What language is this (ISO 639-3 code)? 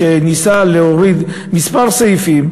heb